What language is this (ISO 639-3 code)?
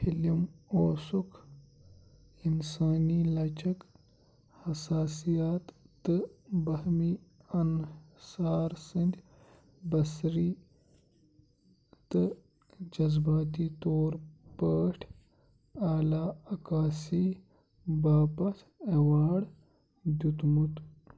kas